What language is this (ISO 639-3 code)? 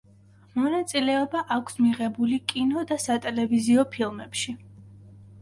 kat